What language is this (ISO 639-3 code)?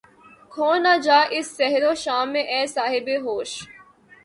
urd